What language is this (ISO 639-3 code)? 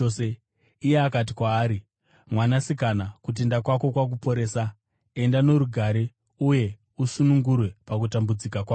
sna